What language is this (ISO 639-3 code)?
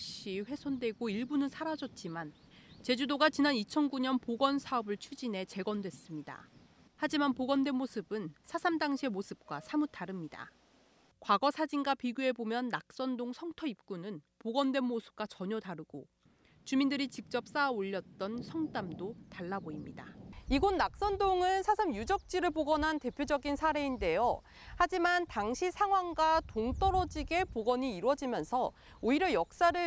kor